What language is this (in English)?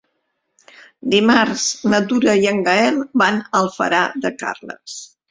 Catalan